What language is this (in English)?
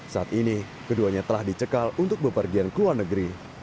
Indonesian